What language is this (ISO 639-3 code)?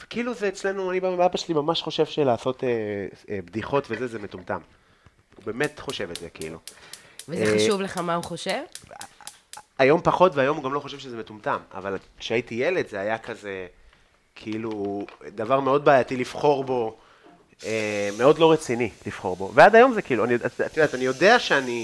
heb